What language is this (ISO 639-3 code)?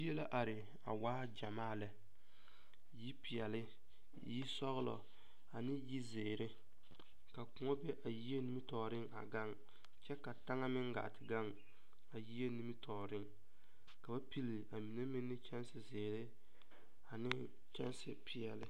dga